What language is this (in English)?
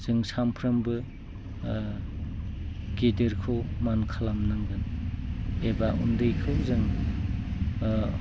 Bodo